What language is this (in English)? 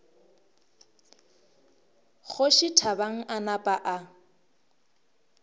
Northern Sotho